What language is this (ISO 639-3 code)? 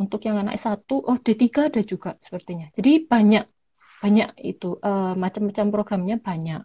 ind